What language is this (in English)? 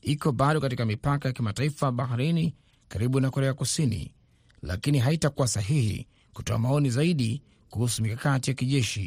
Swahili